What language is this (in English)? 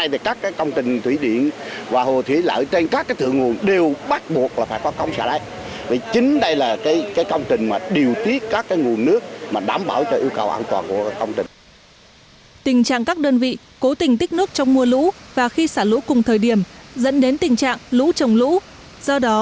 Vietnamese